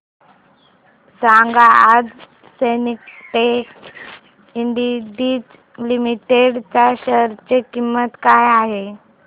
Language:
Marathi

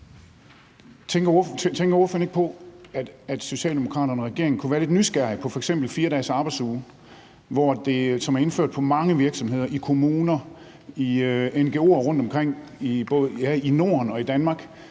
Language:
Danish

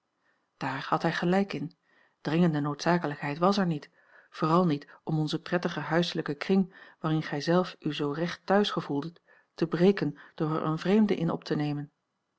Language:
Dutch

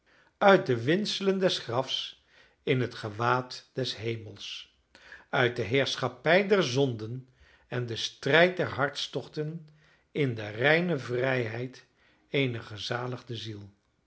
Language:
Dutch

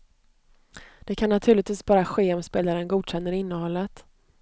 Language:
Swedish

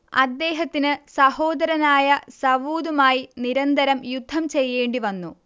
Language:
Malayalam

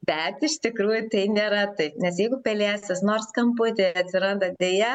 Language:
Lithuanian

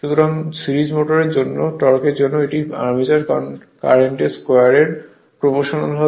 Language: Bangla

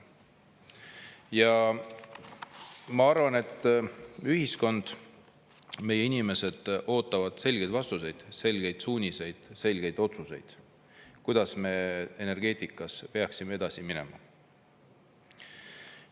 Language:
Estonian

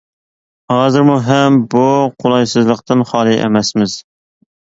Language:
Uyghur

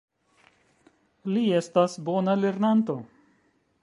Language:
Esperanto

